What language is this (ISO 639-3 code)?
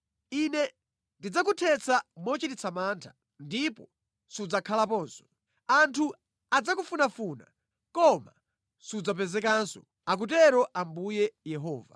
nya